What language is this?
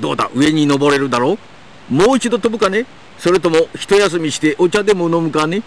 Japanese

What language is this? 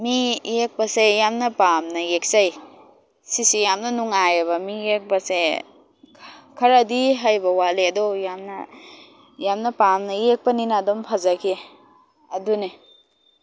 Manipuri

